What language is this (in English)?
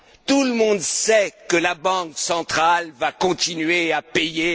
French